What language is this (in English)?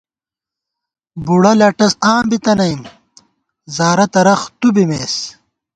Gawar-Bati